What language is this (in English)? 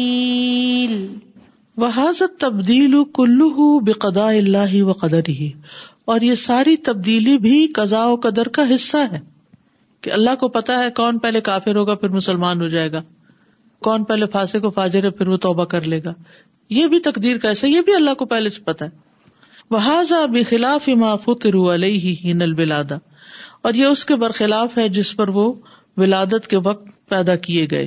Urdu